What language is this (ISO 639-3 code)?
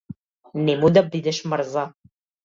mkd